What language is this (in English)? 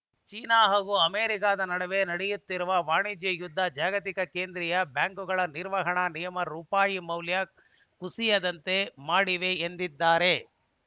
Kannada